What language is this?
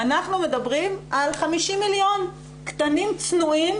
Hebrew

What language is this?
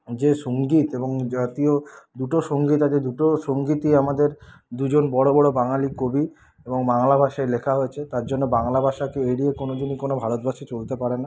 Bangla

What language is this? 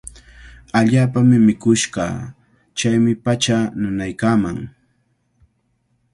Cajatambo North Lima Quechua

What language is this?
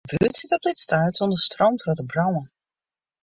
Western Frisian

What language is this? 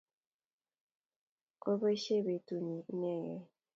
Kalenjin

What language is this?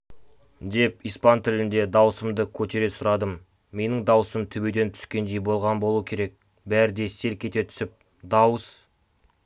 Kazakh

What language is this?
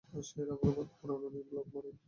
Bangla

